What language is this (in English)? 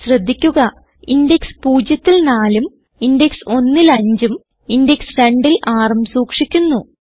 Malayalam